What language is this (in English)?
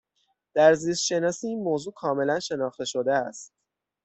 Persian